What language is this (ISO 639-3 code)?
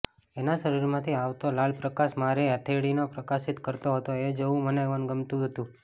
guj